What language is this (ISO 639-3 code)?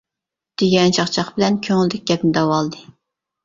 uig